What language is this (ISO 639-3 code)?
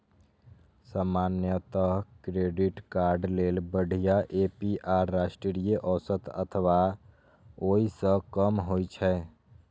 mai